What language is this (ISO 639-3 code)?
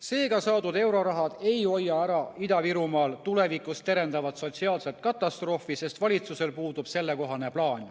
est